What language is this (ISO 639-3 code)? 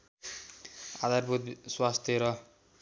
nep